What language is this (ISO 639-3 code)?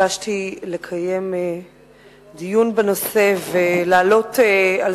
heb